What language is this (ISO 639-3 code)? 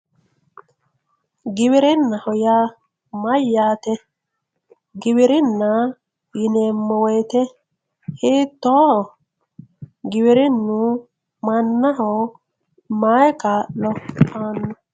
sid